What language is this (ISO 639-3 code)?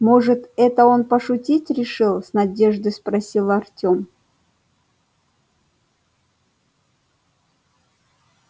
rus